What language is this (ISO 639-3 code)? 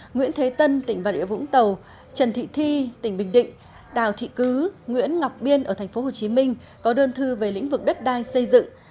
vie